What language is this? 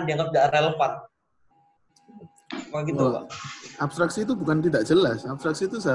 Indonesian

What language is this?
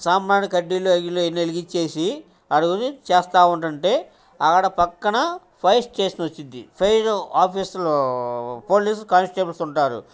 Telugu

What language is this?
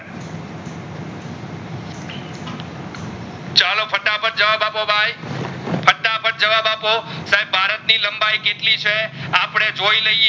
Gujarati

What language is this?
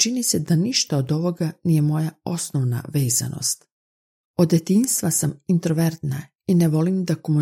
Croatian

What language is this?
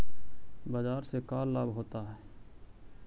Magahi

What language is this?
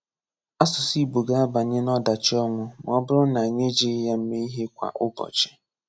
Igbo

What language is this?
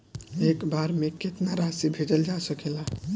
Bhojpuri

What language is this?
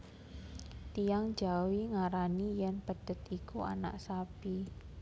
Javanese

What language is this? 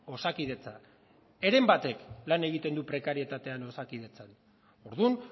Basque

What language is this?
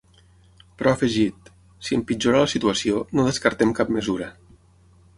Catalan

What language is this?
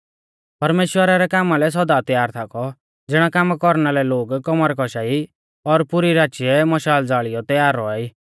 Mahasu Pahari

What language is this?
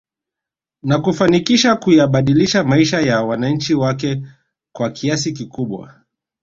Swahili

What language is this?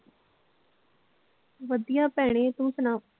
Punjabi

